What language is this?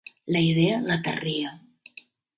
Catalan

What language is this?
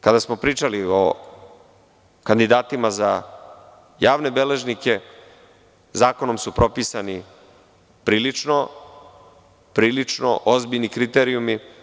Serbian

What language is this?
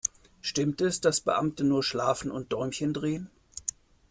German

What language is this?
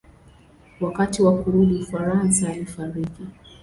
Swahili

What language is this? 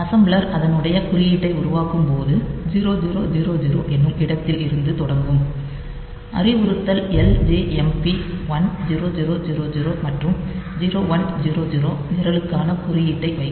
Tamil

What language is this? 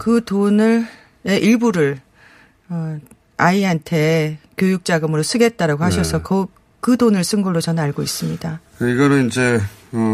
Korean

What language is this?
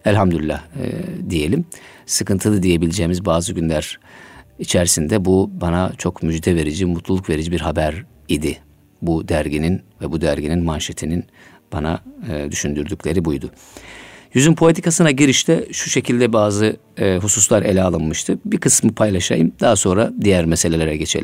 Turkish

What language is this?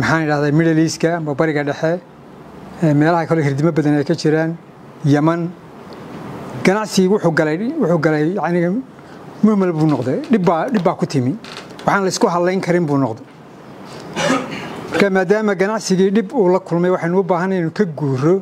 Arabic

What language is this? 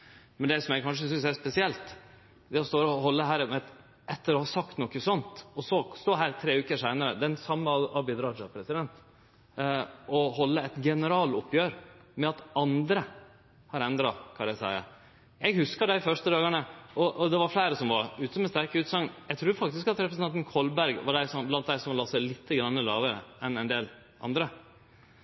Norwegian Nynorsk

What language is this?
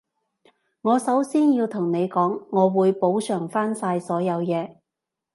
Cantonese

